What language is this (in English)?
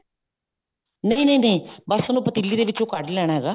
Punjabi